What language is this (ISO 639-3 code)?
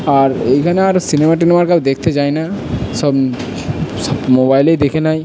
ben